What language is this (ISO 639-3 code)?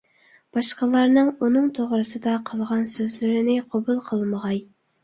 uig